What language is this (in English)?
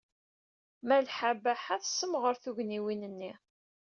Kabyle